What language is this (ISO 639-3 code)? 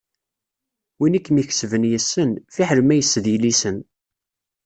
kab